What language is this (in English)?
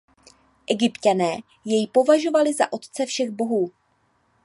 Czech